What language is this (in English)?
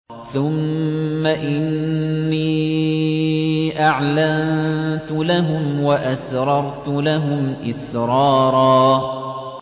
Arabic